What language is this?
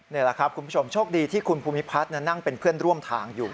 Thai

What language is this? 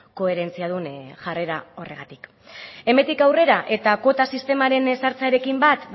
Basque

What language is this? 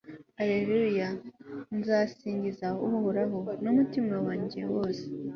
Kinyarwanda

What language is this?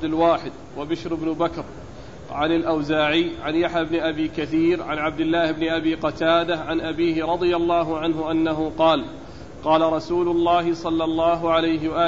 Arabic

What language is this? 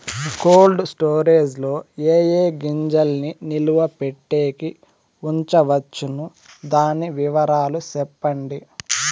Telugu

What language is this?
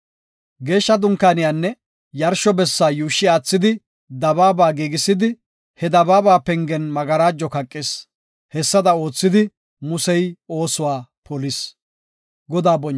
Gofa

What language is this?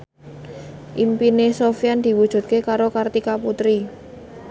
Javanese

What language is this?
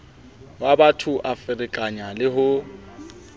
Southern Sotho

